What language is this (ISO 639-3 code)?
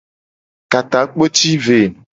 gej